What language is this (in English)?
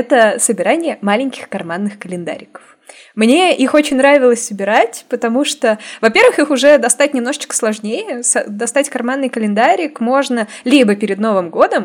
Russian